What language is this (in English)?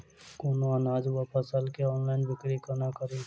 Maithili